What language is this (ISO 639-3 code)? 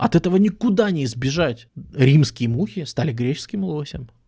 rus